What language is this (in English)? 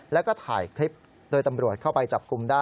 Thai